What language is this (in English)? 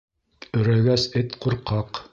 Bashkir